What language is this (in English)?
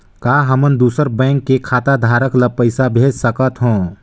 Chhattisgarhi